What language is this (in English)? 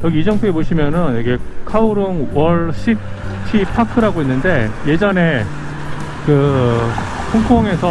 Korean